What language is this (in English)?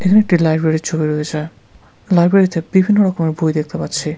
Bangla